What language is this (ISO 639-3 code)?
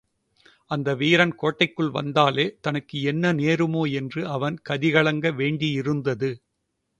tam